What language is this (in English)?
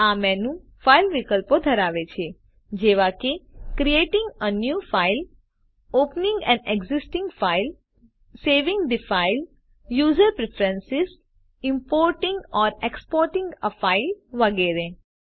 Gujarati